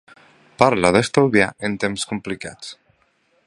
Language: Catalan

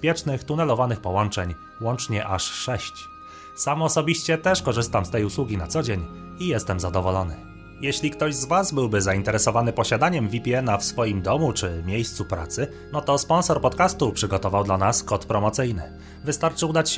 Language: Polish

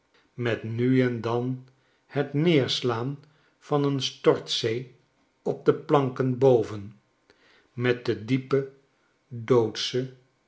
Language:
Dutch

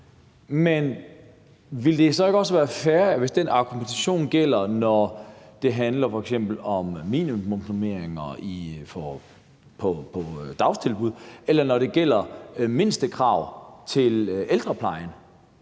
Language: Danish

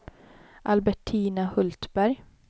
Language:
Swedish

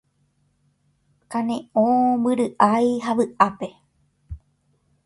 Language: Guarani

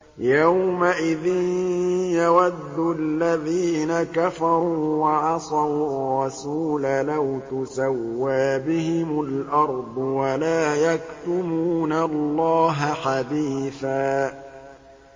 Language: Arabic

